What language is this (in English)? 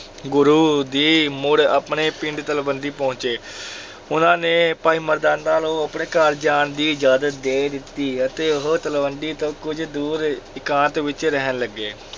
Punjabi